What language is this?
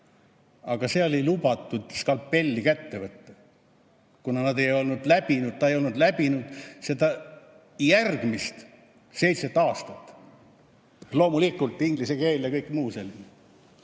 Estonian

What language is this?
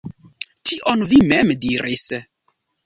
Esperanto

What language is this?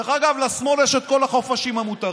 Hebrew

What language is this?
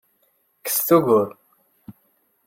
Kabyle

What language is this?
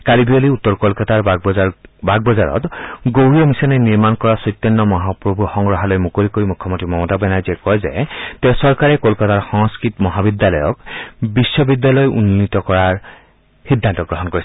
Assamese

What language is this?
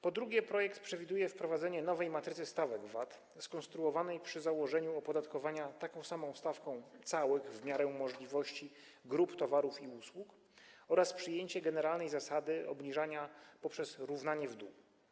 Polish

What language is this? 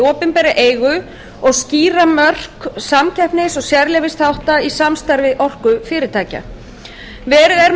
Icelandic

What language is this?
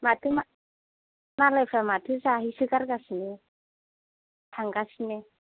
Bodo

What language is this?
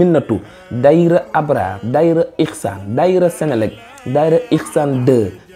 Indonesian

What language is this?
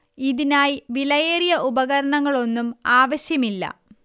Malayalam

